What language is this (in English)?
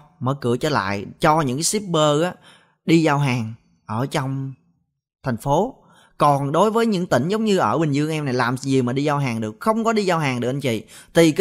Vietnamese